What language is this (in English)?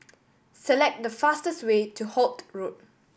English